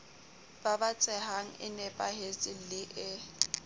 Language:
Southern Sotho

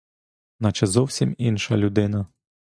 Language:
Ukrainian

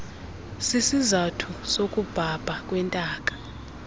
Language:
Xhosa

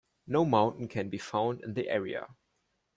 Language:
English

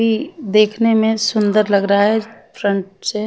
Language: Hindi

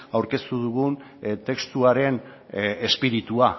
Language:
Basque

